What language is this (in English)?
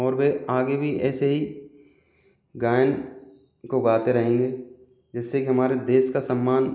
Hindi